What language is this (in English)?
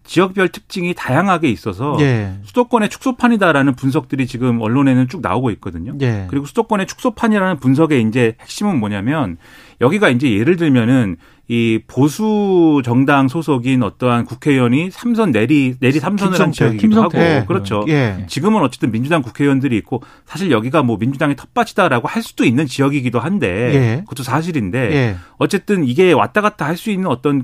Korean